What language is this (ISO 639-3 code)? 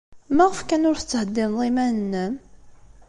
kab